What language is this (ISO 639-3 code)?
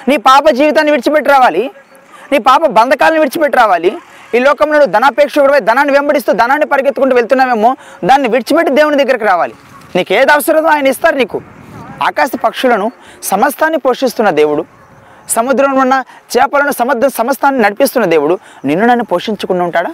tel